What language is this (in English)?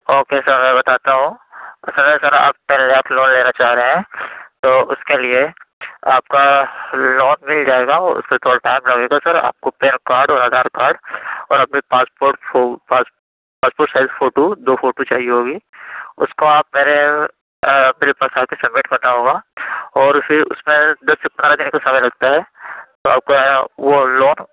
Urdu